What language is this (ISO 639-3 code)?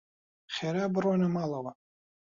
ckb